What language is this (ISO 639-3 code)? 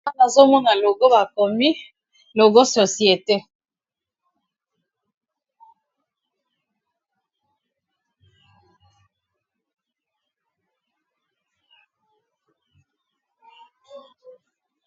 lin